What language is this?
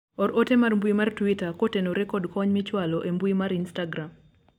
Luo (Kenya and Tanzania)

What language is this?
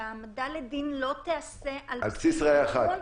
Hebrew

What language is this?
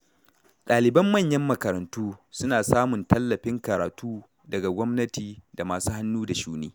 Hausa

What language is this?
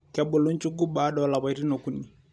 Masai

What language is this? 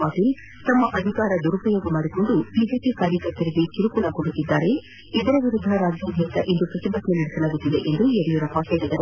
Kannada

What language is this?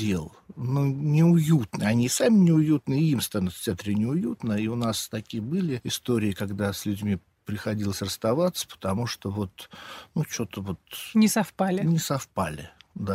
Russian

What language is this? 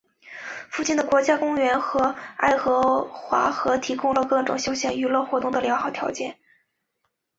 Chinese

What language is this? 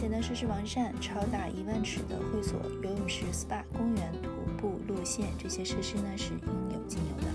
Chinese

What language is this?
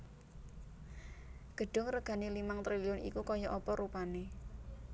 Javanese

